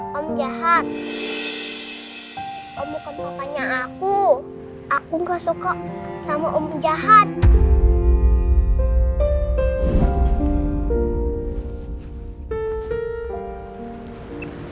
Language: Indonesian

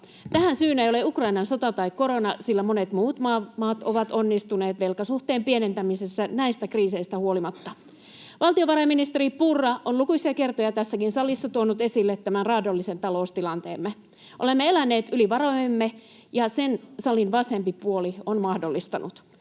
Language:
Finnish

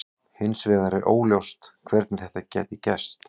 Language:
Icelandic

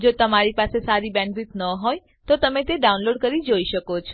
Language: Gujarati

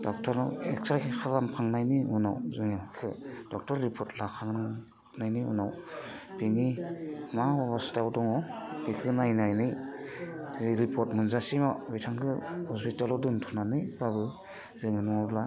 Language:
Bodo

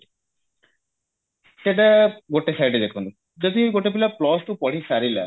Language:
Odia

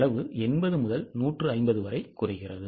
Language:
Tamil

